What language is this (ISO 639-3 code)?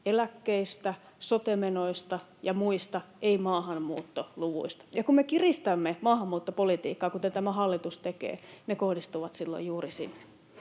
fin